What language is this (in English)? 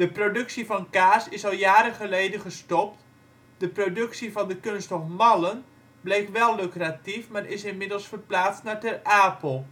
Dutch